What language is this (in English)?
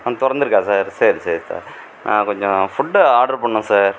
Tamil